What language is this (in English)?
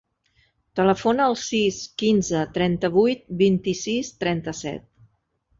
Catalan